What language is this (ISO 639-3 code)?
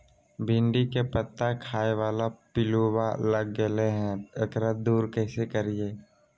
mag